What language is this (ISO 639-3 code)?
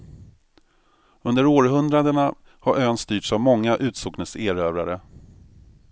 swe